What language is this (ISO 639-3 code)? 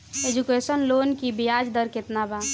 bho